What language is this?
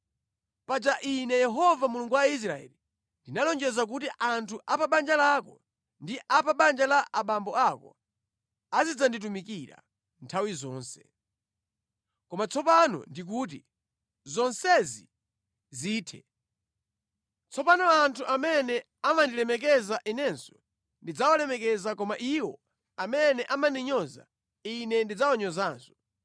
Nyanja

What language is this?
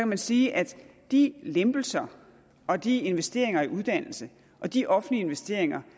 Danish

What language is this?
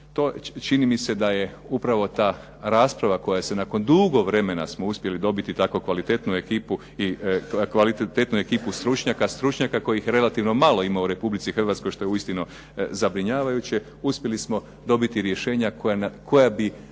Croatian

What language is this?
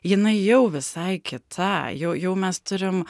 Lithuanian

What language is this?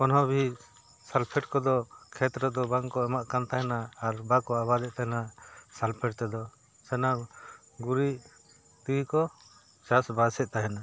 Santali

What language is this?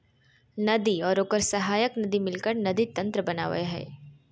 Magahi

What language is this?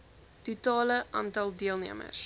Afrikaans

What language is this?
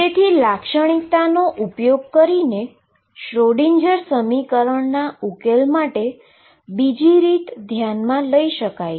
Gujarati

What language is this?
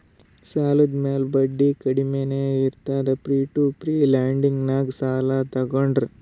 Kannada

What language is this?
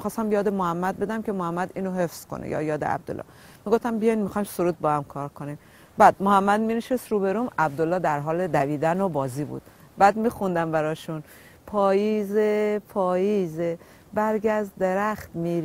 Persian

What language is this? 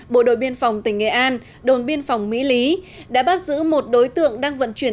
Vietnamese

